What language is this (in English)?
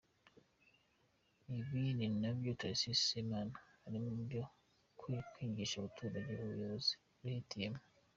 Kinyarwanda